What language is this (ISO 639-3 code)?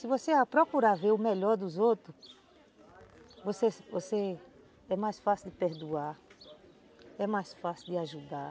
por